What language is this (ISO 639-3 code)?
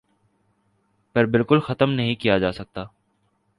urd